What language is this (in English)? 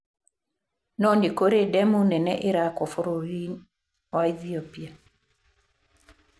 Kikuyu